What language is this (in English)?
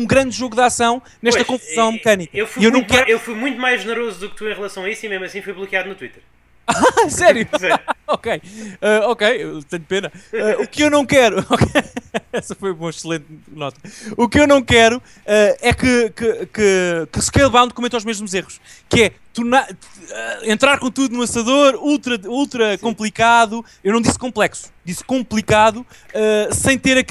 Portuguese